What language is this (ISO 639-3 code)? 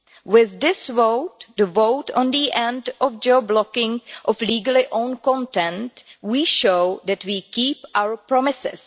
eng